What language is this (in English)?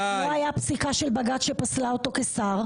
Hebrew